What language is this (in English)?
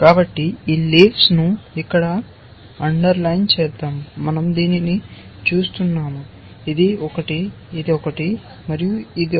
Telugu